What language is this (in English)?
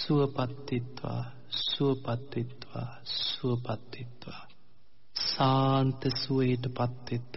Romanian